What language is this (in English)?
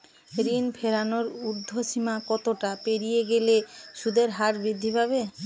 Bangla